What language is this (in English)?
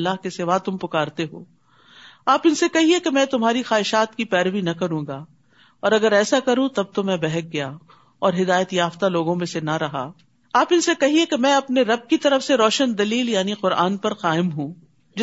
Urdu